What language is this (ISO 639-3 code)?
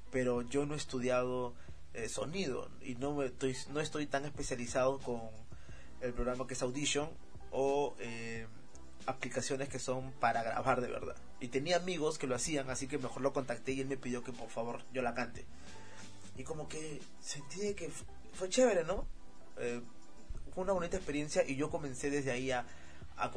spa